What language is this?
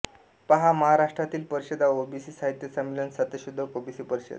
Marathi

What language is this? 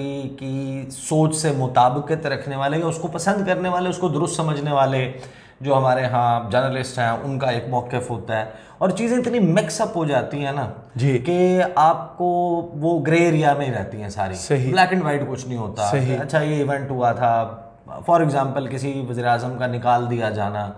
Hindi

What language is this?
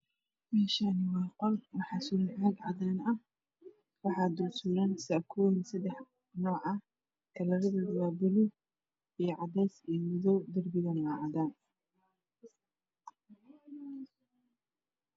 Somali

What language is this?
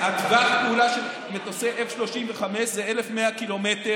Hebrew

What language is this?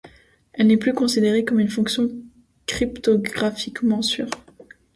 French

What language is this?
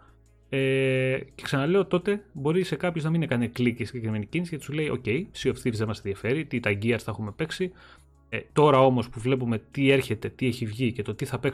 Greek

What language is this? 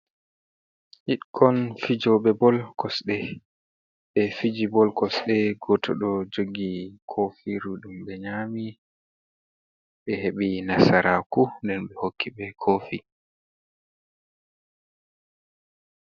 Fula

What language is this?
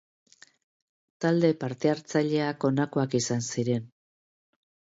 Basque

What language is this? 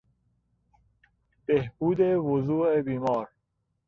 Persian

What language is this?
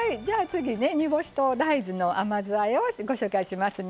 Japanese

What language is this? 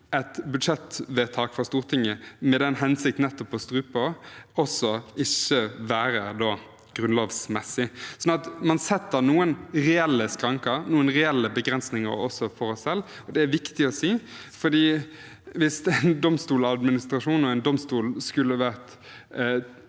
Norwegian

